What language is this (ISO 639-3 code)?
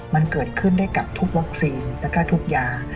tha